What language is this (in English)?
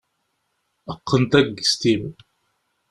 Kabyle